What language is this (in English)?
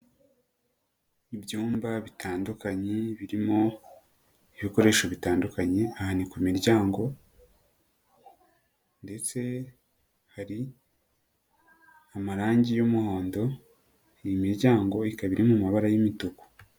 Kinyarwanda